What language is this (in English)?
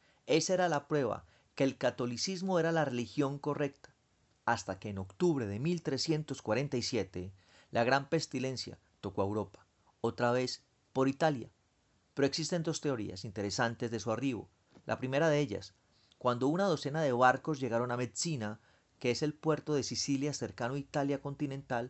Spanish